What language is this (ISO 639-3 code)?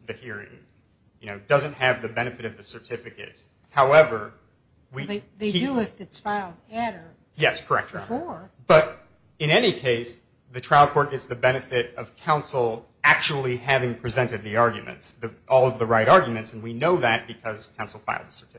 eng